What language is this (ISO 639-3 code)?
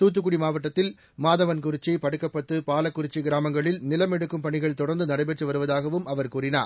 tam